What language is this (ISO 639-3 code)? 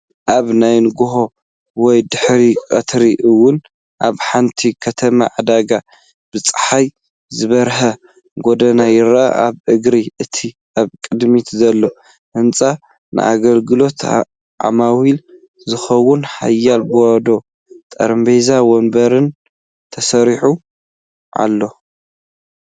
tir